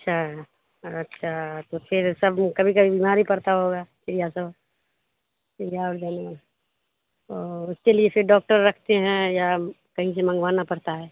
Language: Urdu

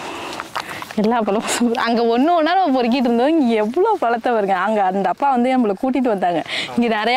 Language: Indonesian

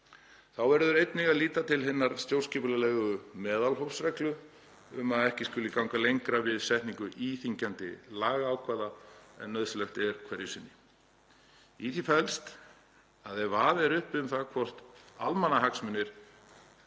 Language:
Icelandic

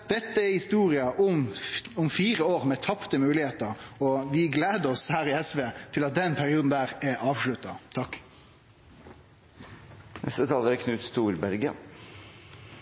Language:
Norwegian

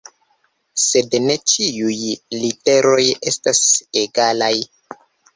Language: Esperanto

